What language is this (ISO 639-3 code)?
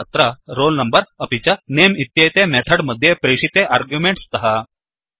san